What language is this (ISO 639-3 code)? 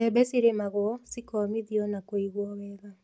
kik